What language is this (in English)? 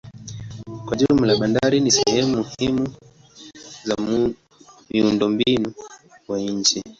Swahili